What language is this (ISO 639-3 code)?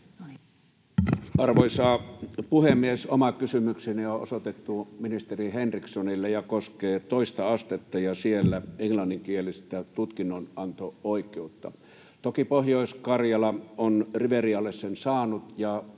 fin